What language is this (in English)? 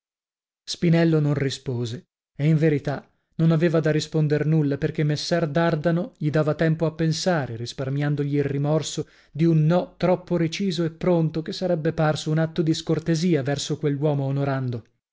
Italian